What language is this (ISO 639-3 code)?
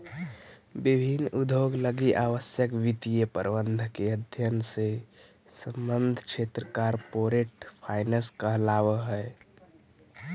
mag